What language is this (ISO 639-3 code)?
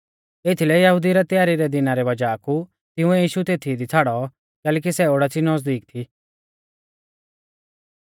bfz